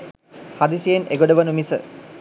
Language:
Sinhala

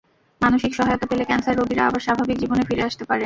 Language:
Bangla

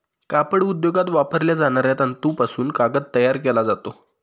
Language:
Marathi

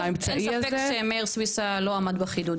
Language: Hebrew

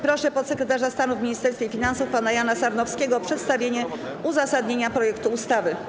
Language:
Polish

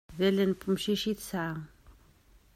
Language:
Kabyle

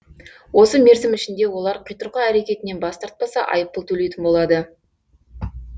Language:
Kazakh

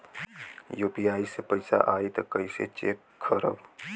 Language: Bhojpuri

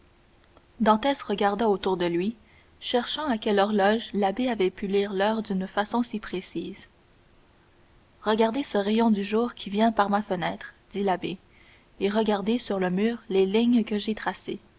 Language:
French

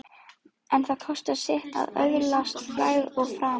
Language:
Icelandic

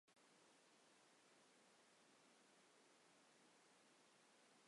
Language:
Kurdish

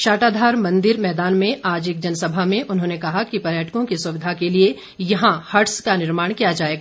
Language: Hindi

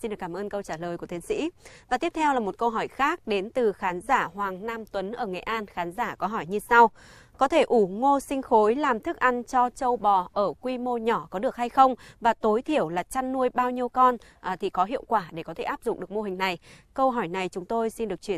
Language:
Vietnamese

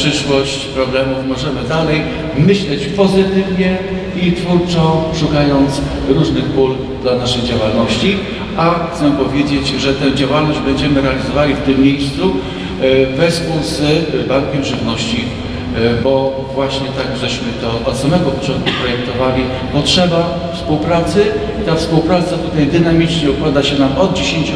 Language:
Polish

